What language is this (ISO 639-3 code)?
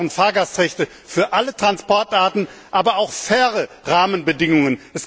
deu